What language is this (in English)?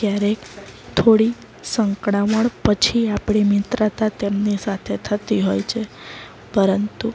Gujarati